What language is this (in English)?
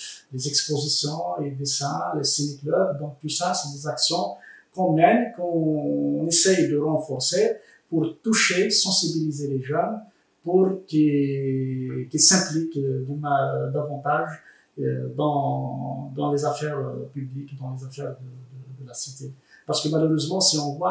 French